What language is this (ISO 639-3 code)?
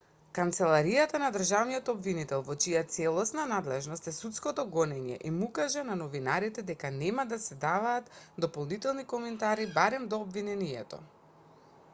mkd